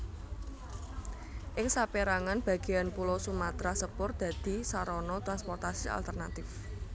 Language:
Javanese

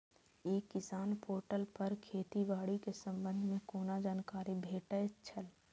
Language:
Maithili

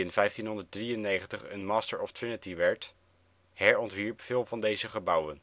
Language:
Dutch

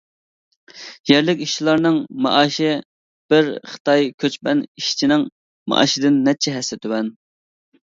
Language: Uyghur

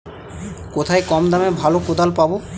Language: Bangla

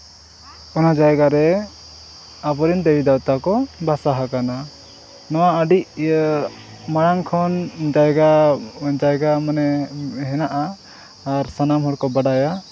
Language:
Santali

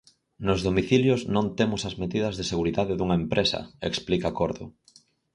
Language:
Galician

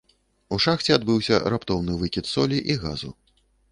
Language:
Belarusian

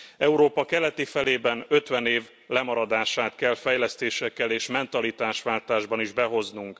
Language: Hungarian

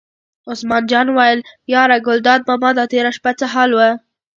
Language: Pashto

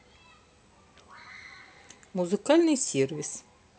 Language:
Russian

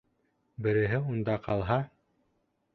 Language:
Bashkir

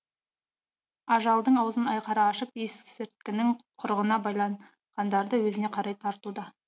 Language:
Kazakh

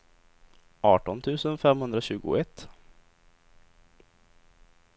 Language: Swedish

